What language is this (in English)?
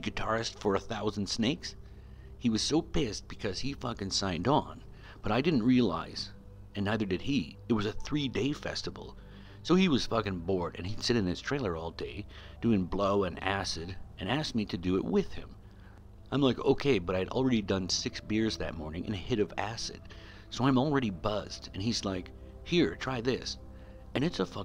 English